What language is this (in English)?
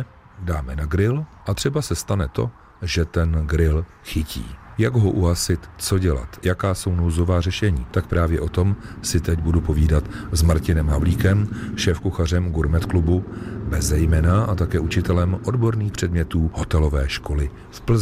Czech